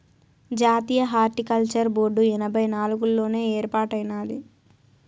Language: Telugu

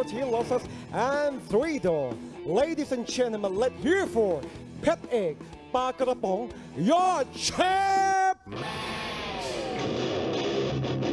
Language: Thai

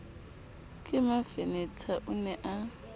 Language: Southern Sotho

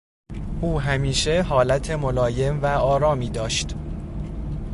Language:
Persian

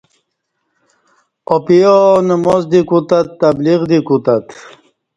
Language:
Kati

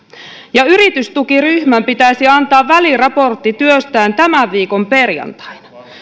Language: Finnish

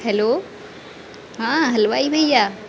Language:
Hindi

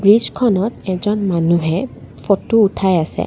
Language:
Assamese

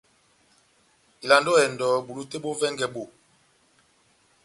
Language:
Batanga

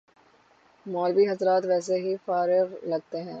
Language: Urdu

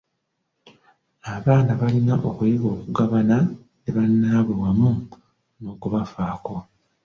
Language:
Ganda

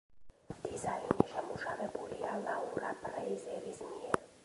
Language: Georgian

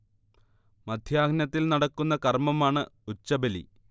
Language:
Malayalam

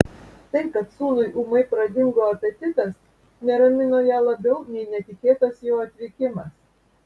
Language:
Lithuanian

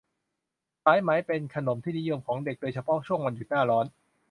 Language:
Thai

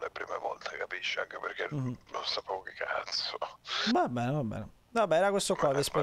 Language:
Italian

